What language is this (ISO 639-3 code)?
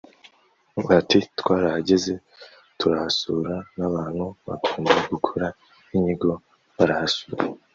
kin